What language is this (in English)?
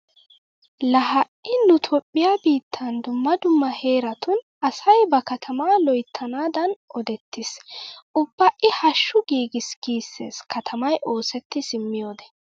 Wolaytta